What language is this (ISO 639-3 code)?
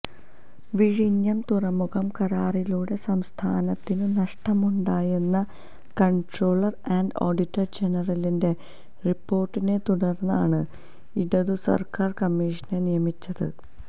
mal